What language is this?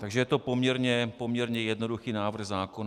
Czech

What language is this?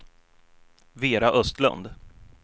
Swedish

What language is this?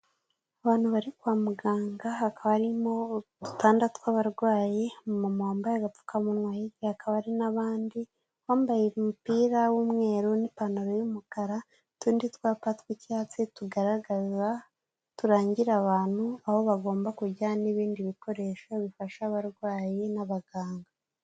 Kinyarwanda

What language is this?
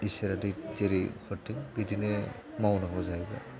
Bodo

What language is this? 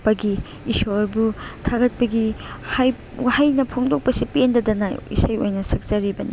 Manipuri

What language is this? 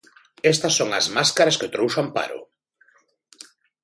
Galician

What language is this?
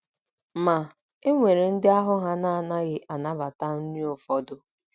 Igbo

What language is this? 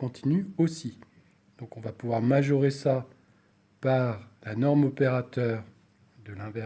French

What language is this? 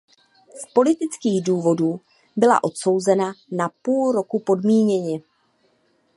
Czech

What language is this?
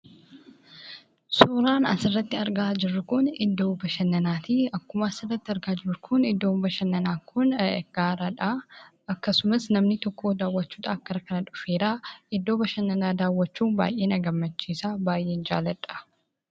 Oromo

